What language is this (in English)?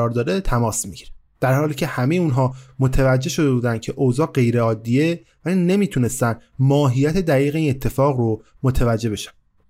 Persian